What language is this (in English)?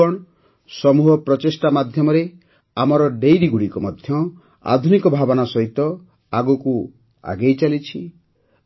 Odia